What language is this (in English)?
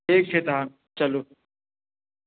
Maithili